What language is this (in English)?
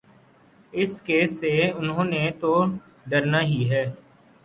Urdu